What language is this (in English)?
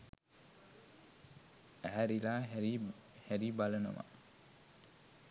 Sinhala